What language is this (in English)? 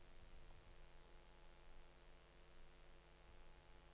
Norwegian